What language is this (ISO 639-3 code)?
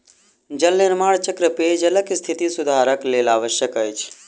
mai